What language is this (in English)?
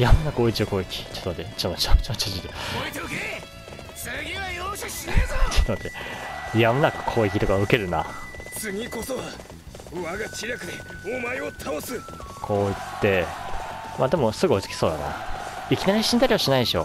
Japanese